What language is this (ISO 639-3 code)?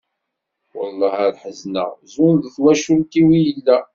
kab